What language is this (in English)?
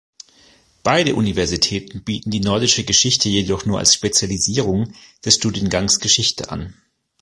German